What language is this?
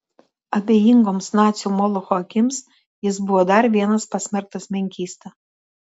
Lithuanian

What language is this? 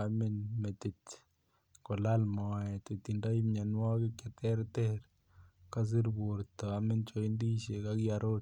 Kalenjin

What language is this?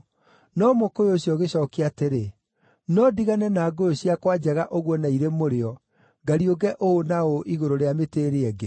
Kikuyu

